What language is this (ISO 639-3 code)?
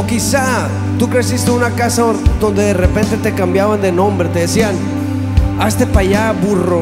spa